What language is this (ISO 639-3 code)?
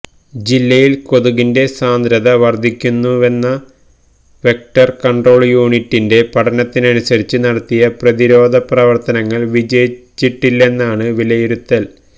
mal